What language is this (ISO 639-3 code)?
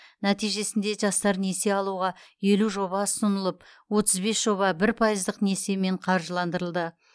kaz